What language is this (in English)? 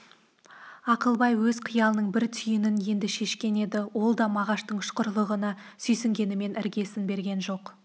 Kazakh